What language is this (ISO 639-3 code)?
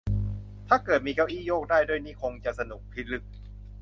tha